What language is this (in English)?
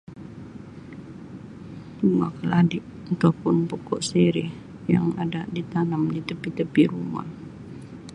Sabah Malay